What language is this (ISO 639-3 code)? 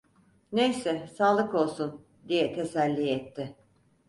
tur